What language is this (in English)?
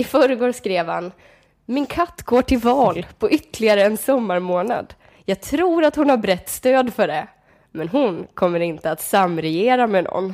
Swedish